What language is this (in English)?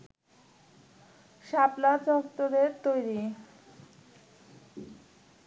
Bangla